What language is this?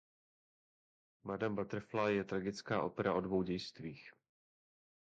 Czech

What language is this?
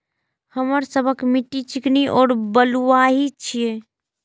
Maithili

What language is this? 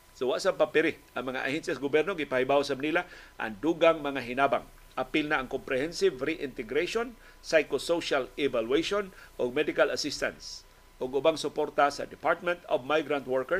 Filipino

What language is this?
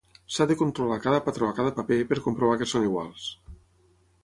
Catalan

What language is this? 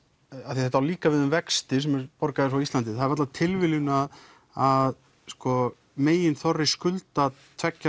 Icelandic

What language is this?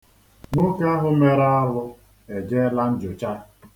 Igbo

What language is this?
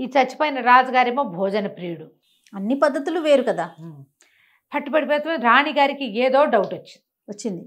Telugu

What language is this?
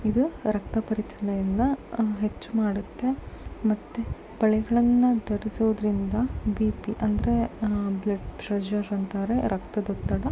Kannada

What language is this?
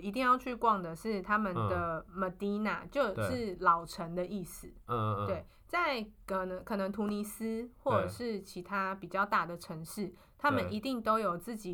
Chinese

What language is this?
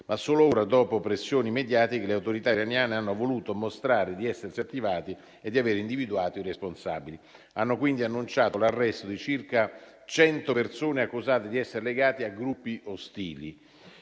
Italian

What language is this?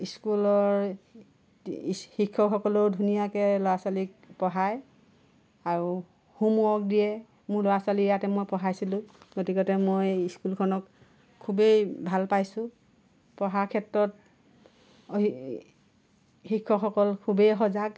Assamese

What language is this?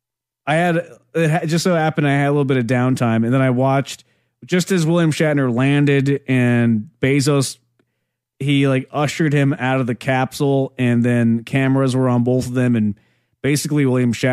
English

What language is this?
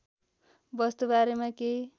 Nepali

